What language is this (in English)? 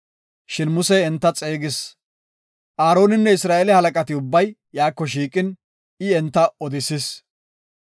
Gofa